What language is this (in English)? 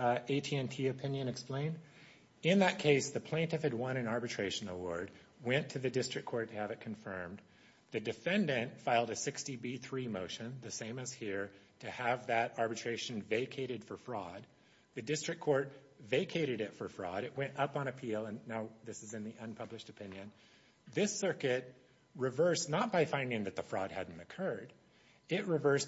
English